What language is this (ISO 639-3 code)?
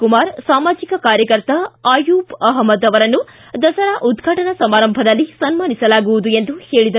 kan